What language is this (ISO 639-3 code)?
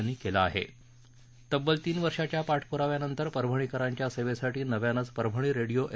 mar